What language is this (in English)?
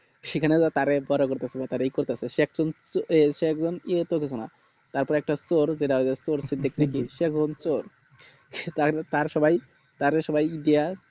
Bangla